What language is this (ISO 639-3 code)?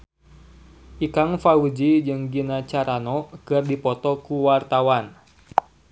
sun